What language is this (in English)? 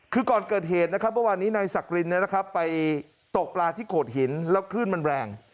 Thai